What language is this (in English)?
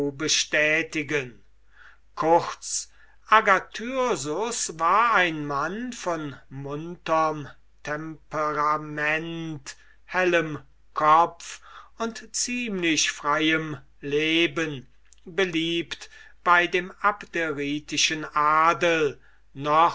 German